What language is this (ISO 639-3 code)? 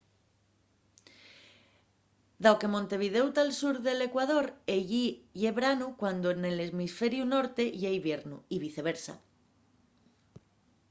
ast